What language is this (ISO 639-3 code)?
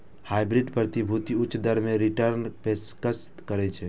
mai